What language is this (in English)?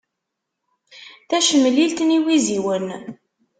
Kabyle